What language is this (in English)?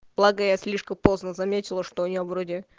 Russian